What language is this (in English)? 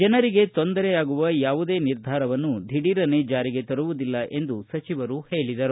Kannada